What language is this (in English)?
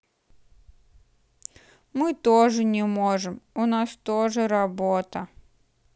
Russian